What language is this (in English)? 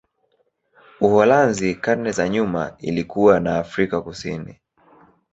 Swahili